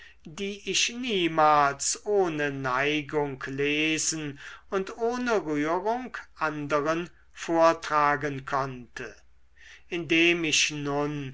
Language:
German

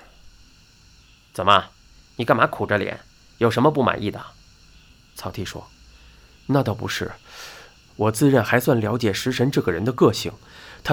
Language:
Chinese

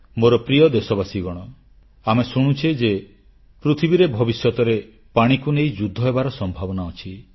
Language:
Odia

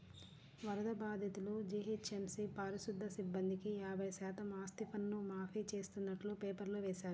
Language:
Telugu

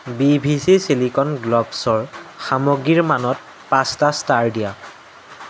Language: Assamese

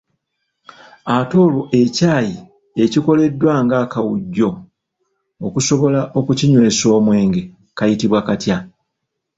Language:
Ganda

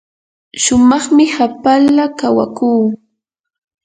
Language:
Yanahuanca Pasco Quechua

